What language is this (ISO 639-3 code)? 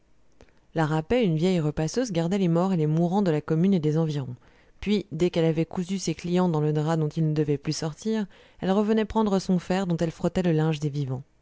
fra